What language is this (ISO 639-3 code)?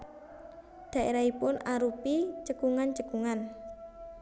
jav